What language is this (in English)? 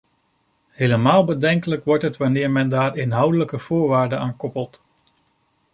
Dutch